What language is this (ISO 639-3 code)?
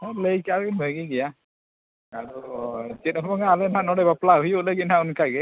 sat